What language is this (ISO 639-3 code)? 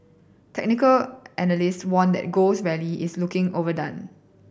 eng